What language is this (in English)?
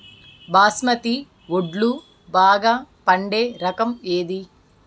Telugu